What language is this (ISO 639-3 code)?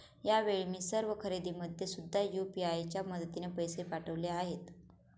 mar